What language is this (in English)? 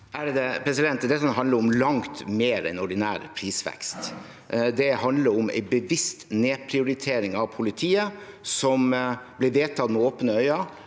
Norwegian